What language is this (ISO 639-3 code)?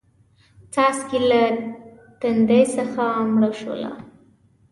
pus